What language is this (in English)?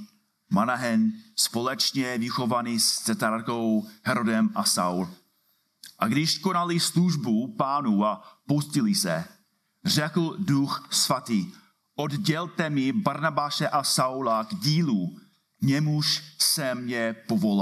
Czech